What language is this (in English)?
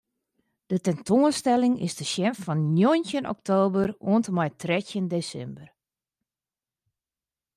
Western Frisian